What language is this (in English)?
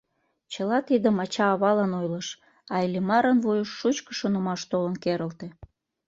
Mari